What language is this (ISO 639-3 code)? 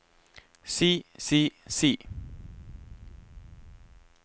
nor